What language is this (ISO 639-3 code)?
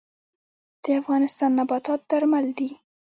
pus